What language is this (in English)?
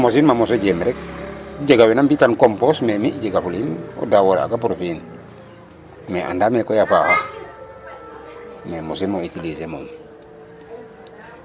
Serer